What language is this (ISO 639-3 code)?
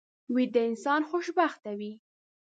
pus